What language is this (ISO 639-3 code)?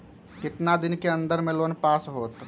mag